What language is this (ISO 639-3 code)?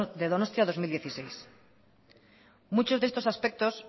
spa